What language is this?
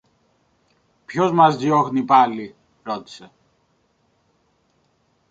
Greek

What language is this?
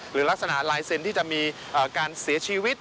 Thai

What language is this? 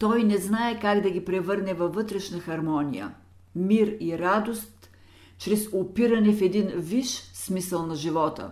Bulgarian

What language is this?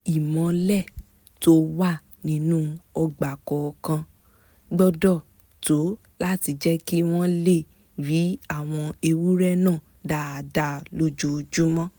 Yoruba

